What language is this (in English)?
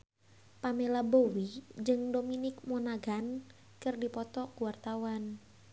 Sundanese